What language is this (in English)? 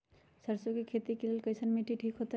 Magahi